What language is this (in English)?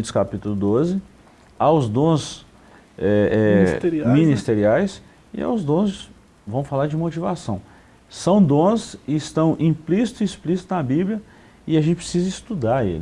Portuguese